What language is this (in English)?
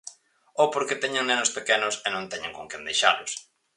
Galician